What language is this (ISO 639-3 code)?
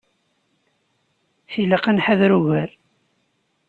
kab